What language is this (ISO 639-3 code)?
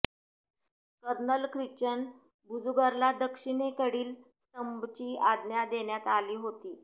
mar